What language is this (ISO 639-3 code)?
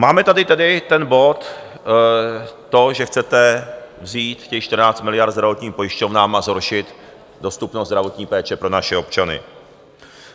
ces